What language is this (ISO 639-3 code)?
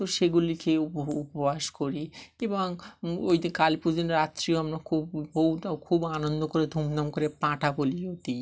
ben